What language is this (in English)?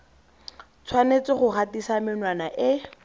Tswana